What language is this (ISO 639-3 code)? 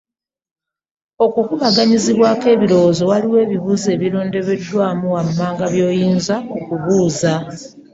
lug